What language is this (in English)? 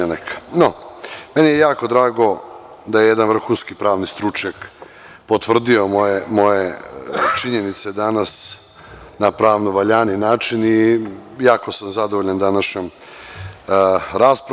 Serbian